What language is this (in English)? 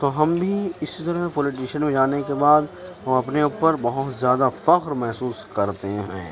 Urdu